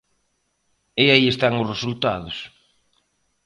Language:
Galician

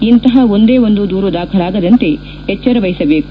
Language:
Kannada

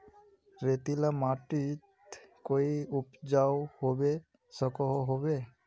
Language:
Magahi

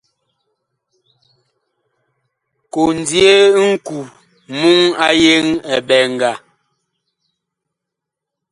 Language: Bakoko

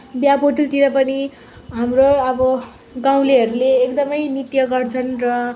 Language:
Nepali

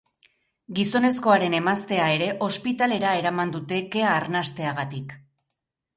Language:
Basque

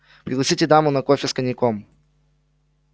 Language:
Russian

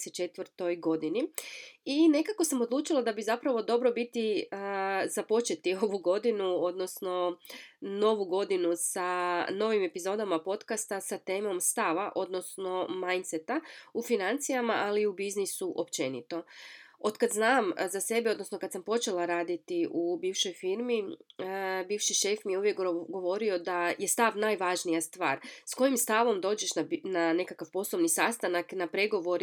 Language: Croatian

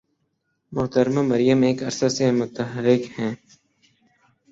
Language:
Urdu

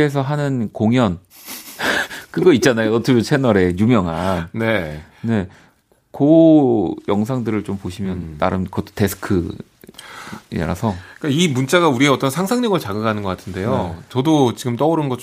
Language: Korean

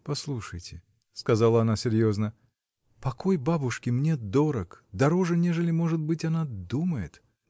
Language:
Russian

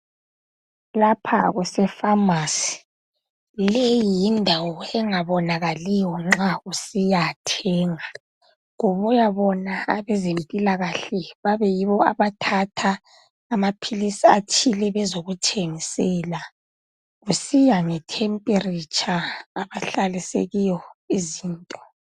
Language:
North Ndebele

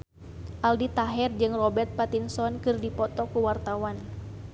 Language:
Sundanese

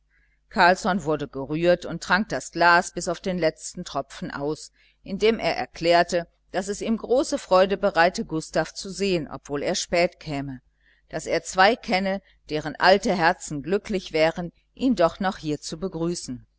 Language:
German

